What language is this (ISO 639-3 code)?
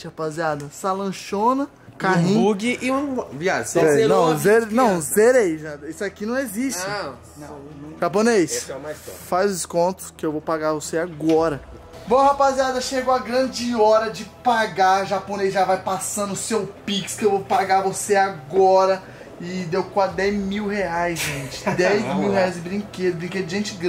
por